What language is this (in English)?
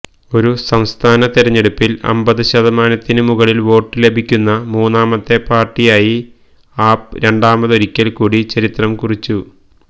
Malayalam